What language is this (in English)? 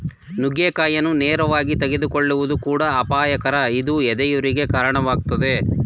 Kannada